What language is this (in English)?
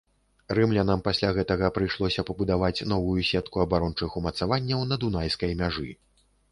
Belarusian